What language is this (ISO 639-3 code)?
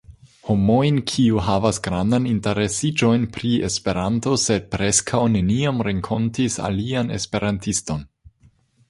epo